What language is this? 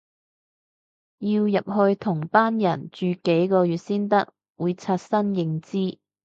Cantonese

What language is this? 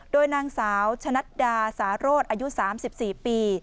Thai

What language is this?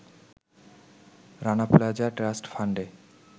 Bangla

